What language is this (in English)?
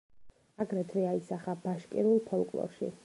Georgian